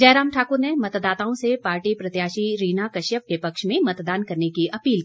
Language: Hindi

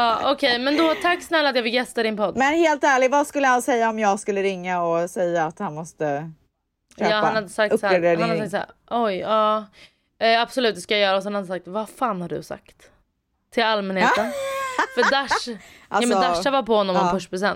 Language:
Swedish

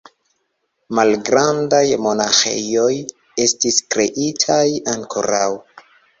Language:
Esperanto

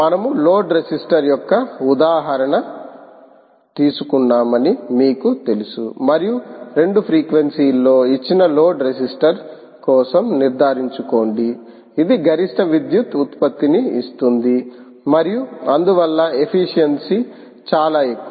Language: Telugu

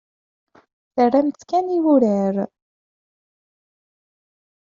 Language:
Kabyle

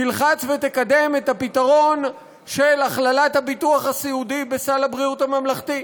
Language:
Hebrew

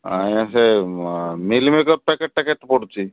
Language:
Odia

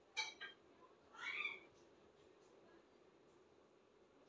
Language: Hindi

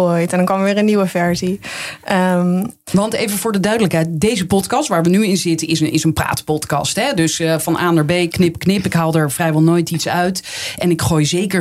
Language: Dutch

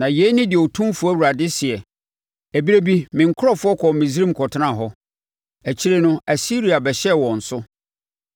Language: Akan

